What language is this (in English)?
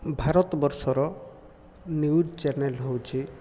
Odia